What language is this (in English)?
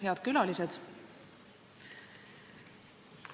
Estonian